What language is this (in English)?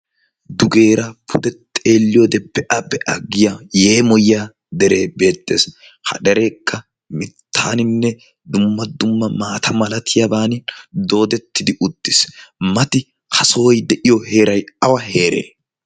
Wolaytta